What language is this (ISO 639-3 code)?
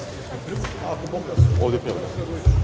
srp